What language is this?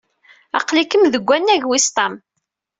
Kabyle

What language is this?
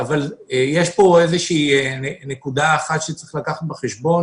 Hebrew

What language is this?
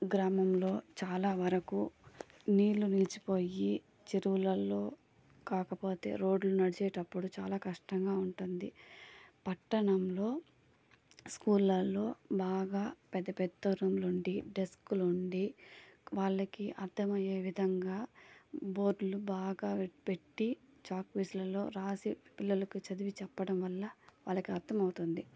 Telugu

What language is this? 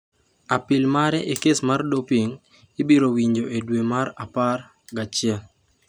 Luo (Kenya and Tanzania)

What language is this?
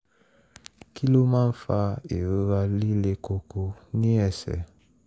Yoruba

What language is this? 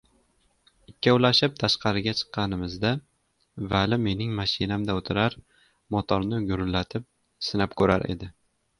Uzbek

